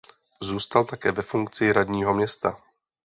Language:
Czech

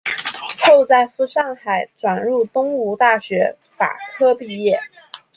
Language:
Chinese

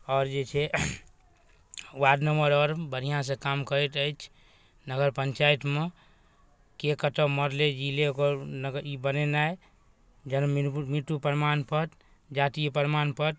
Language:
Maithili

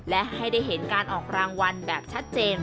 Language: Thai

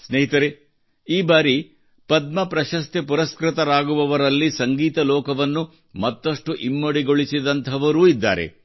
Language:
Kannada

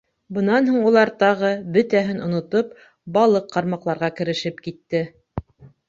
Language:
Bashkir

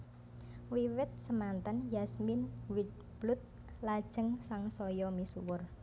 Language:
Javanese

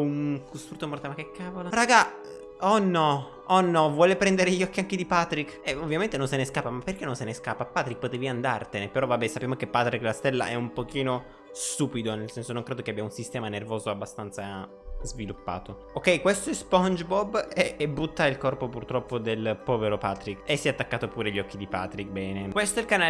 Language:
Italian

